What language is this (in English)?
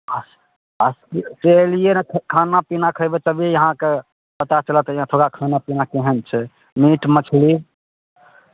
Maithili